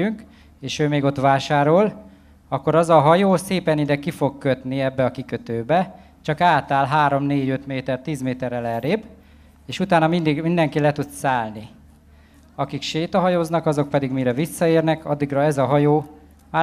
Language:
Hungarian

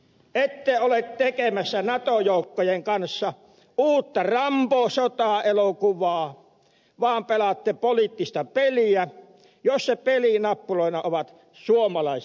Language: Finnish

